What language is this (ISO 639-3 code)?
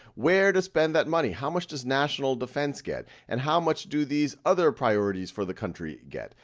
eng